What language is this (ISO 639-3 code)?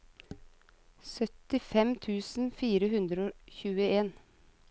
nor